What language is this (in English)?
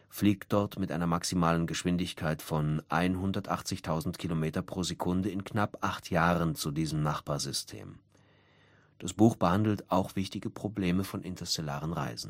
German